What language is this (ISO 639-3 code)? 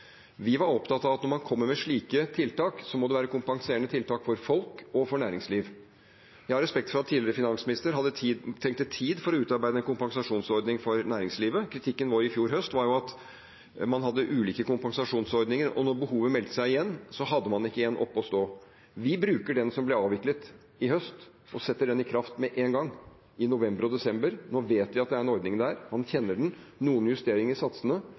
nob